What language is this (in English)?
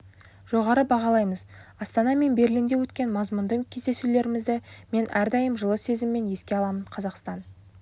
Kazakh